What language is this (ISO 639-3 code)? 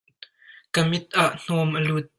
cnh